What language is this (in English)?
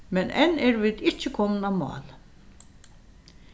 Faroese